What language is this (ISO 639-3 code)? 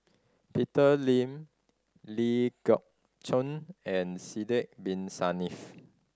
eng